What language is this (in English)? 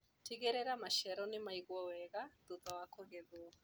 Kikuyu